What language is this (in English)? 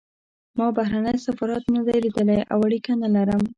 Pashto